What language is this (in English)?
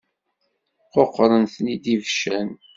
Kabyle